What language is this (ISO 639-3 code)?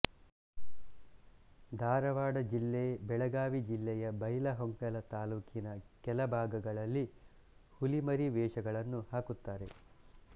kan